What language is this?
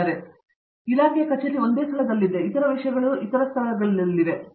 Kannada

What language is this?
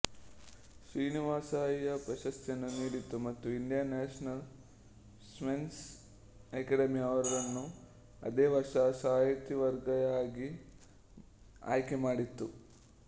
Kannada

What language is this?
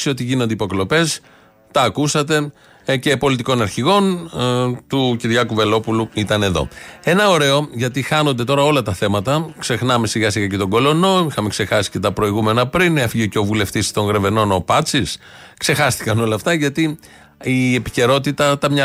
Greek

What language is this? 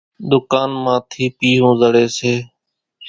Kachi Koli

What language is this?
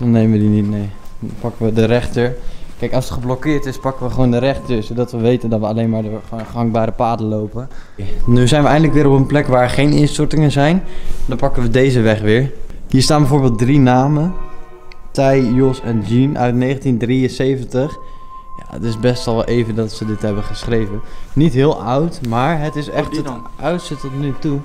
Dutch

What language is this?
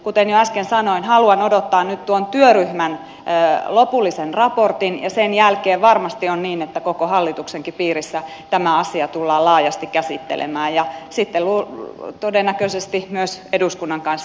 Finnish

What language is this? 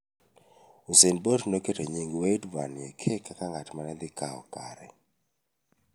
Luo (Kenya and Tanzania)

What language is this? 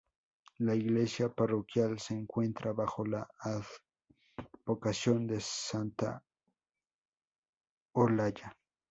Spanish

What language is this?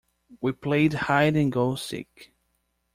English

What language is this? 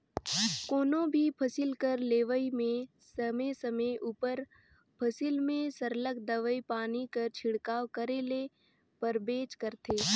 Chhattisgarhi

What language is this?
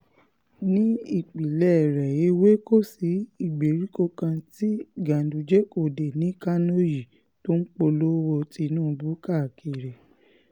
Yoruba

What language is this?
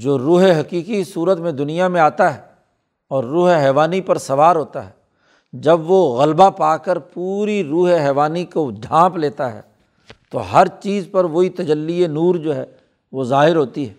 Urdu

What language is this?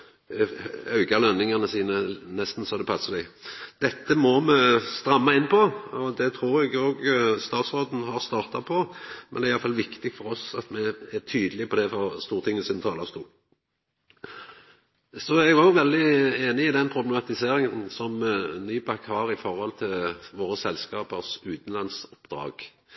Norwegian Nynorsk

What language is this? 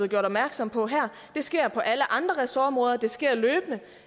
Danish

